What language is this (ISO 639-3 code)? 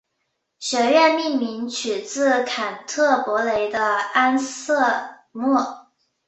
zho